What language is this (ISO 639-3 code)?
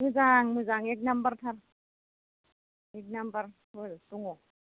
brx